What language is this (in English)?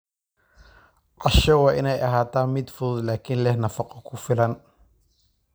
Somali